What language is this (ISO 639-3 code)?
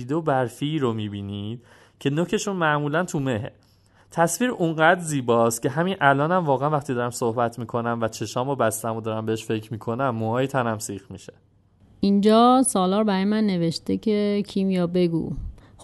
fas